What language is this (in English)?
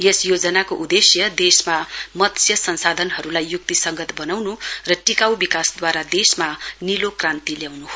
Nepali